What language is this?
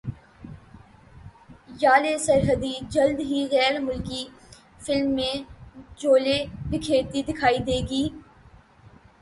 Urdu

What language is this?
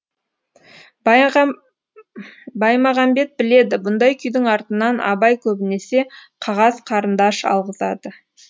Kazakh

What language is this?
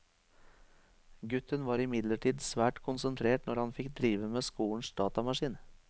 Norwegian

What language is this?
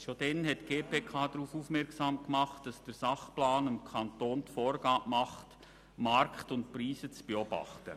Swiss German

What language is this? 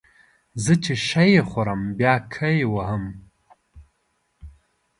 Pashto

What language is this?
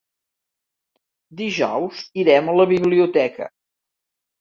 Catalan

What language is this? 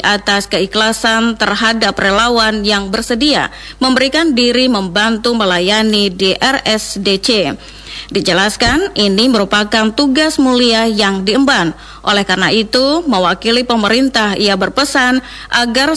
Indonesian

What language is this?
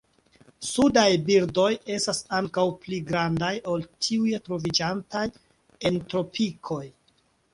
Esperanto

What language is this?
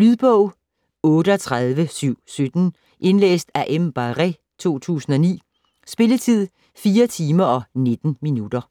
Danish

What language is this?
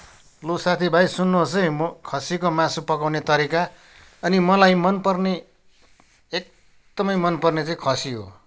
Nepali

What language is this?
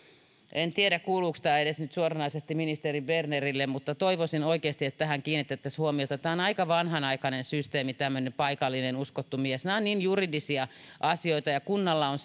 Finnish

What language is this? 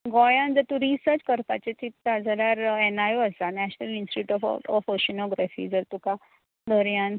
Konkani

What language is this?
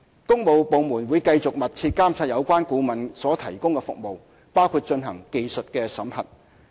Cantonese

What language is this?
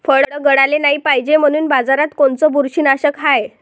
Marathi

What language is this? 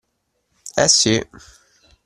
Italian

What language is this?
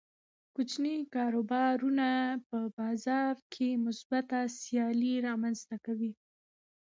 Pashto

